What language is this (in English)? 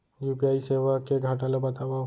Chhattisgarhi